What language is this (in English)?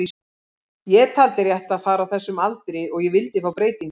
Icelandic